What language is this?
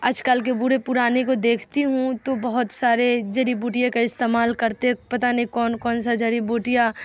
Urdu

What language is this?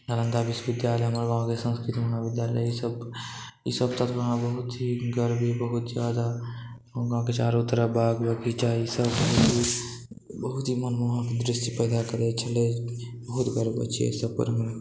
Maithili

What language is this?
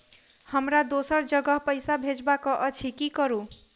Maithili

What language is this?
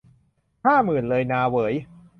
Thai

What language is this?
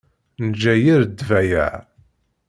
Kabyle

